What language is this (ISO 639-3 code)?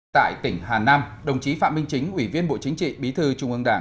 vie